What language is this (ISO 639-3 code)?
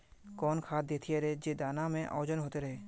mag